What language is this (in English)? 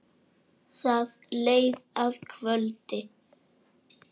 Icelandic